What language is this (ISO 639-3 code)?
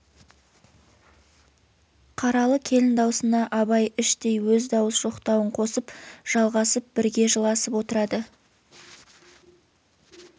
kaz